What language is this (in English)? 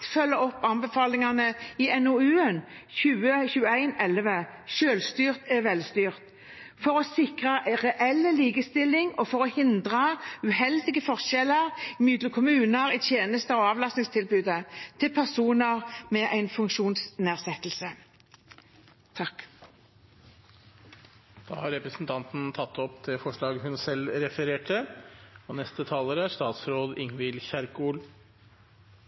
Norwegian